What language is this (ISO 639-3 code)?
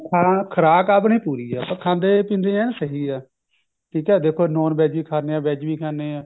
pan